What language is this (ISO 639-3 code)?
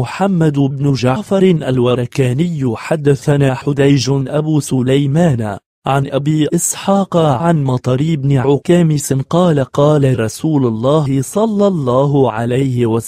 ara